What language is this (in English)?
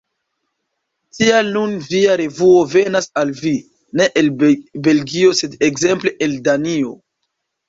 Esperanto